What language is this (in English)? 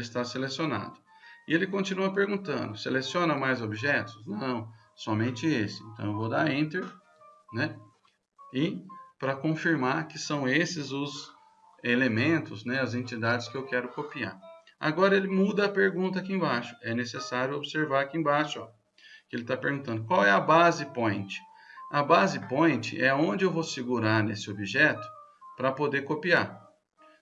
Portuguese